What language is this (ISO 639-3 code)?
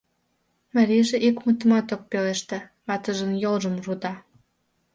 chm